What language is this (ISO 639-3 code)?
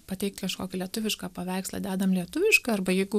lit